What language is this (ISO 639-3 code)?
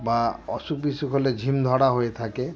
ben